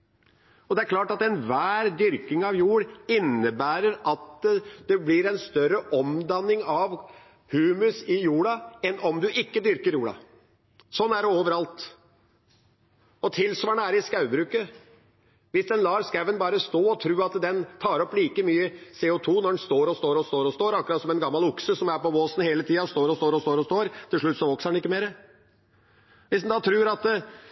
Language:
Norwegian Bokmål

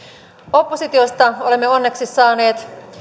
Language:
Finnish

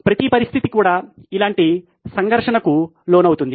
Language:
Telugu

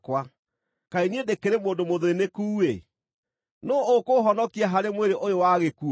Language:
Kikuyu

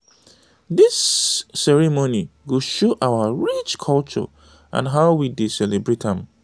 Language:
Nigerian Pidgin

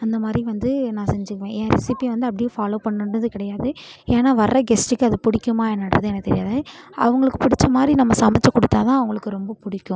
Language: Tamil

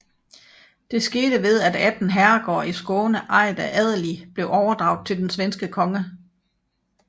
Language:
Danish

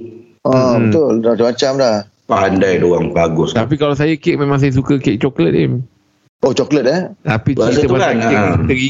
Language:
Malay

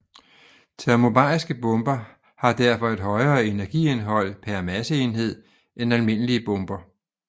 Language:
Danish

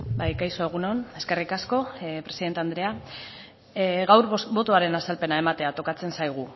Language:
Basque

